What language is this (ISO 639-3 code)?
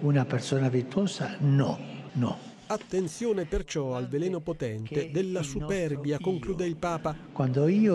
ita